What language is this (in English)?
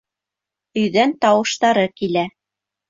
Bashkir